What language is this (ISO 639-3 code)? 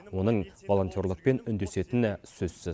kaz